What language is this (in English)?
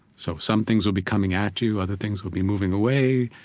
English